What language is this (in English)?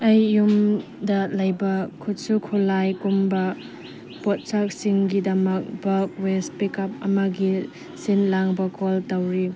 Manipuri